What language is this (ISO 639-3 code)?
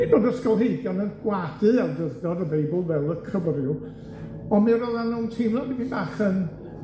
cym